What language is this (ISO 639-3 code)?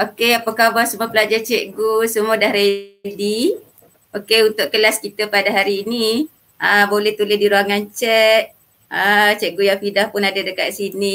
msa